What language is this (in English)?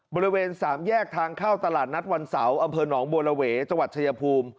Thai